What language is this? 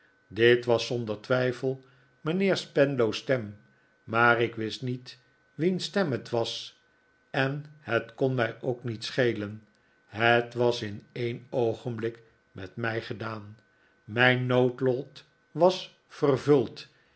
Dutch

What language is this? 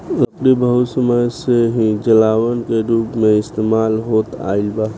Bhojpuri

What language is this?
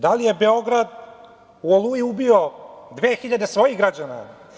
Serbian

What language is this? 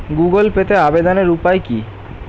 Bangla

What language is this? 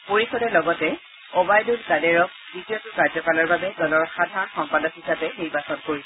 Assamese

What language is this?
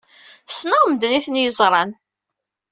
Kabyle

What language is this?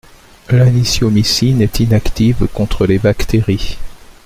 French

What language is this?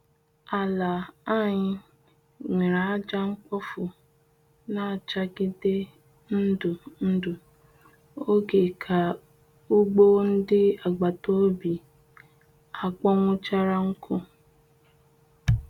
Igbo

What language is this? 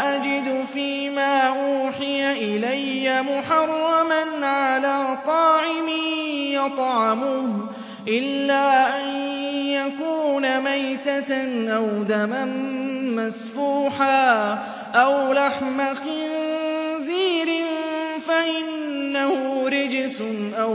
Arabic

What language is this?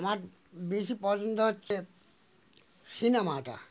Bangla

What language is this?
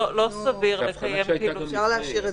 Hebrew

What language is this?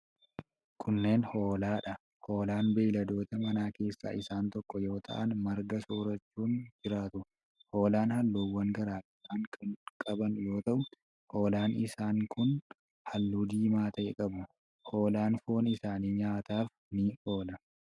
Oromo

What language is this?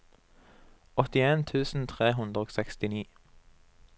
Norwegian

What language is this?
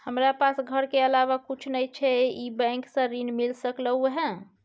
Maithili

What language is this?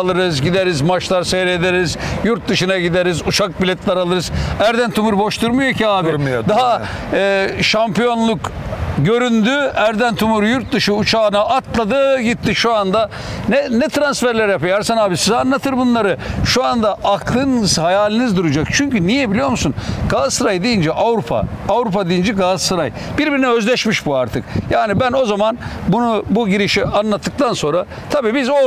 Turkish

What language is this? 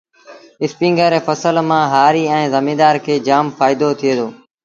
Sindhi Bhil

